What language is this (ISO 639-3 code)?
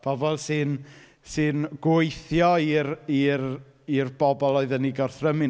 cym